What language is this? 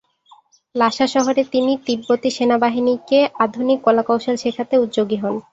Bangla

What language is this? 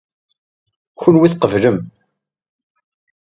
Kabyle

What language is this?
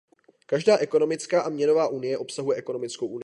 Czech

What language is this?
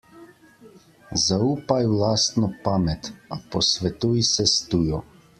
Slovenian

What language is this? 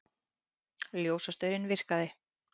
Icelandic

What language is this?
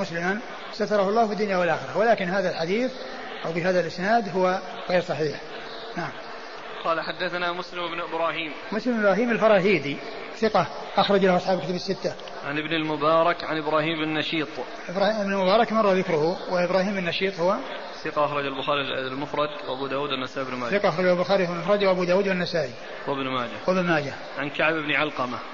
Arabic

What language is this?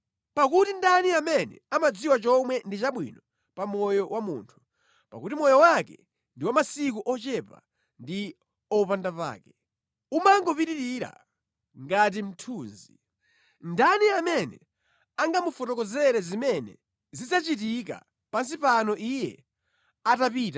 Nyanja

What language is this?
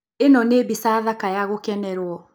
Kikuyu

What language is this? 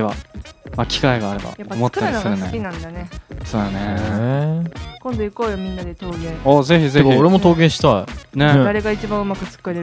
Japanese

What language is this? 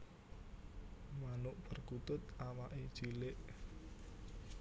Javanese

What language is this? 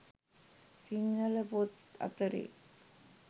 Sinhala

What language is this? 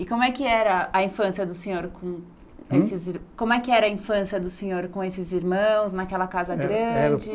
Portuguese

